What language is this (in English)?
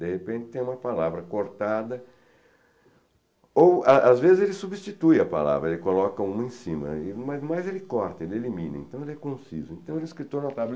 Portuguese